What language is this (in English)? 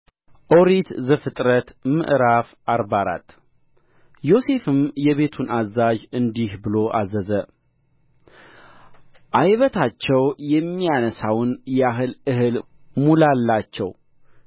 Amharic